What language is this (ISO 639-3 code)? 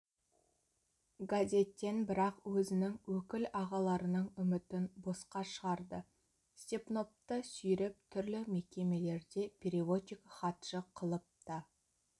kaz